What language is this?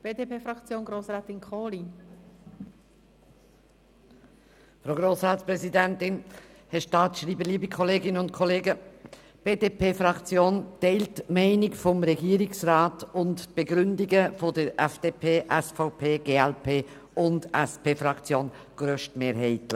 Swiss German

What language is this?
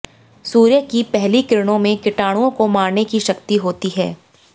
Hindi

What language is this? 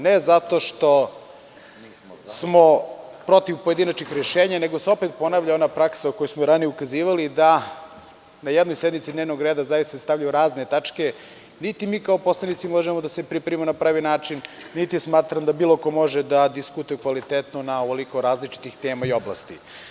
Serbian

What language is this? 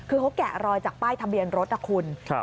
Thai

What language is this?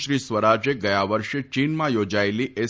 Gujarati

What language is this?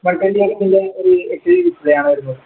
Malayalam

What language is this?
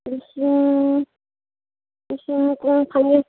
Manipuri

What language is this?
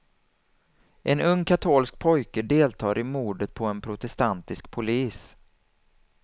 Swedish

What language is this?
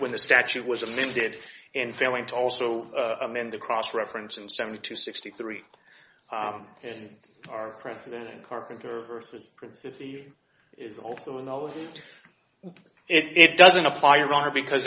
English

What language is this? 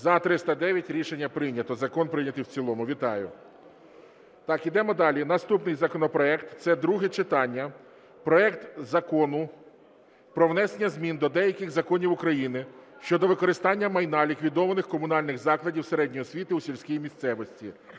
Ukrainian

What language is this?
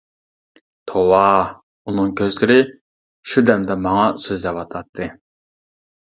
Uyghur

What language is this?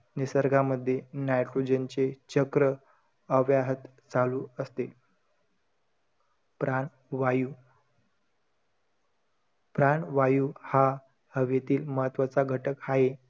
Marathi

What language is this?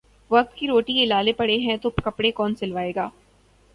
Urdu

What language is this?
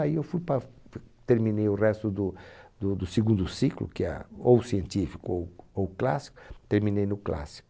Portuguese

